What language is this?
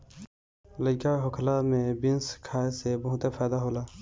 Bhojpuri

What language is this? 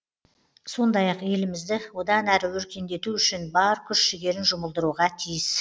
Kazakh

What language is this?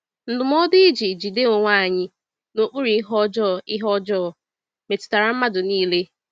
Igbo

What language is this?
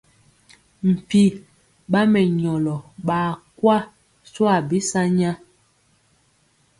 Mpiemo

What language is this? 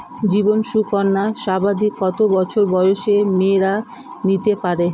Bangla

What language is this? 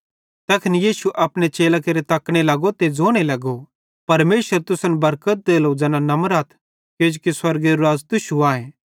Bhadrawahi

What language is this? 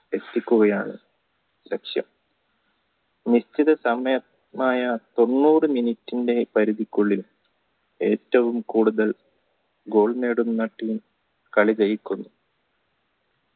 Malayalam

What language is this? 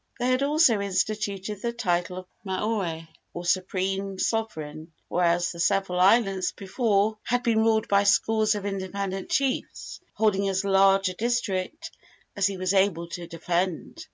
English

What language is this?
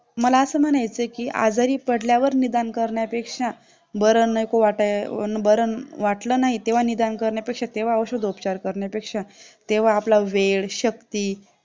Marathi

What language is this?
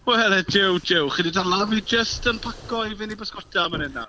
Welsh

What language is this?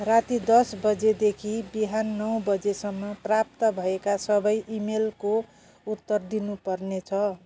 Nepali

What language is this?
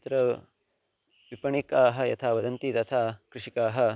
Sanskrit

